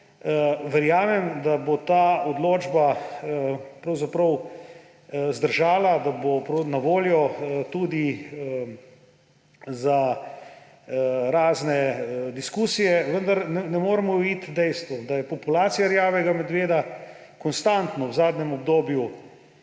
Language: Slovenian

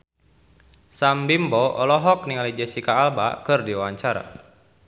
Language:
Sundanese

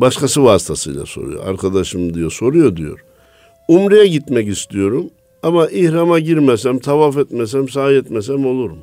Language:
Turkish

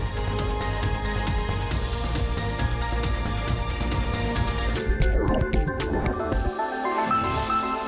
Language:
Thai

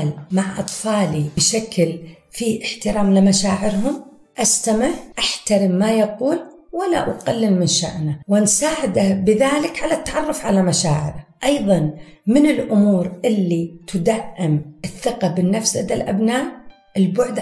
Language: Arabic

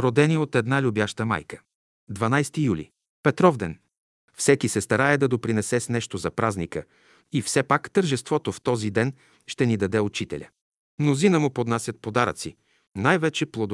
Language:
Bulgarian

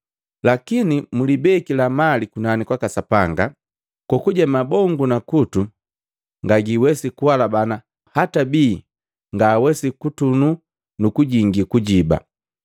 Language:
Matengo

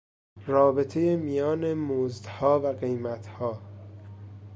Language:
Persian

